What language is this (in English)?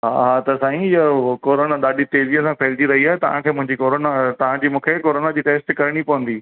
Sindhi